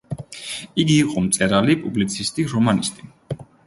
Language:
Georgian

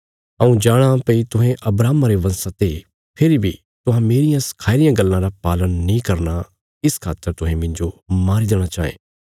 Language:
Bilaspuri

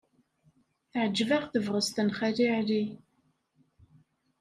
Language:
Kabyle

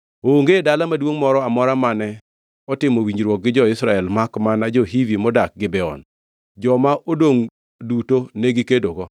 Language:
Luo (Kenya and Tanzania)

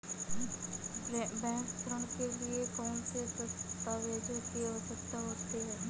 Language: Hindi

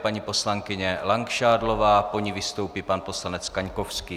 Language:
Czech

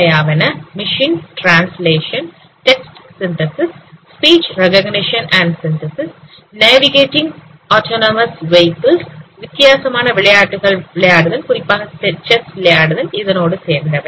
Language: Tamil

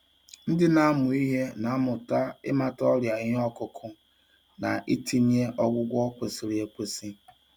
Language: Igbo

